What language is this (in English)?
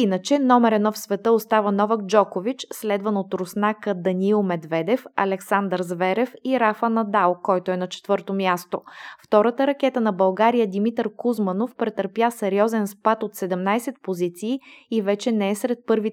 Bulgarian